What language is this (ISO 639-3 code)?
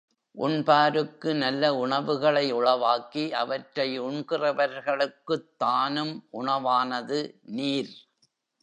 tam